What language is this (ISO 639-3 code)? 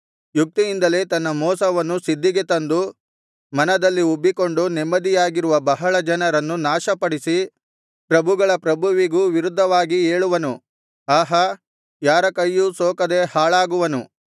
kan